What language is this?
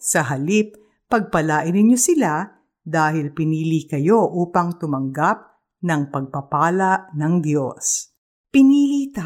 Filipino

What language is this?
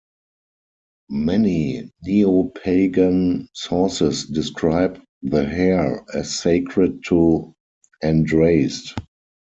English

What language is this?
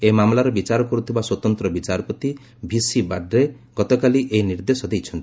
Odia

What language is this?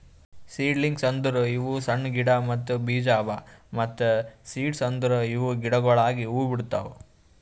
Kannada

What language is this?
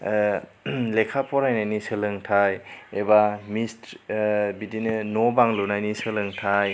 Bodo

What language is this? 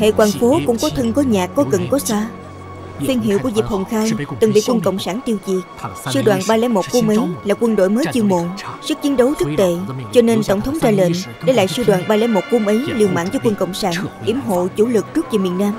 Vietnamese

